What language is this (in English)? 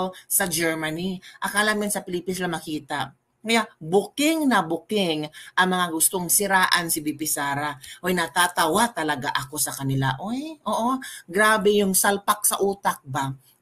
Filipino